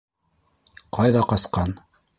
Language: Bashkir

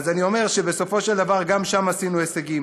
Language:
Hebrew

